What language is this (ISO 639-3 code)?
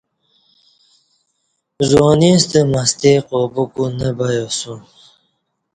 bsh